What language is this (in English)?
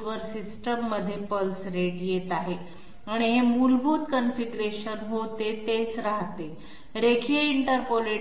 Marathi